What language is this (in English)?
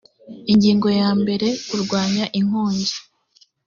Kinyarwanda